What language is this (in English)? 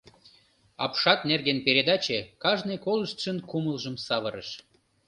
Mari